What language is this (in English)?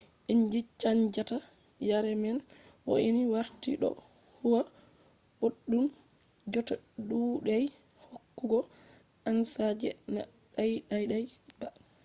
Fula